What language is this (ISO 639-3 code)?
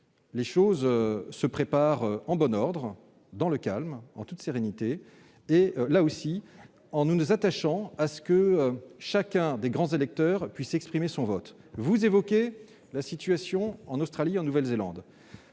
fra